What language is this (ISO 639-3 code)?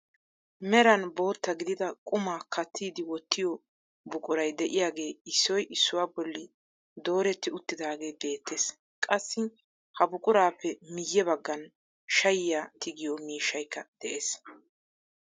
wal